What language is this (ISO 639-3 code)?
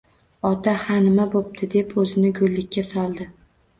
uzb